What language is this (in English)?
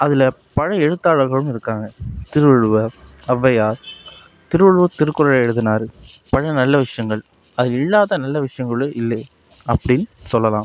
Tamil